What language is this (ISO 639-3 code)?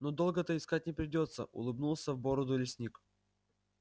rus